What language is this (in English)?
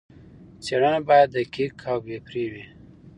Pashto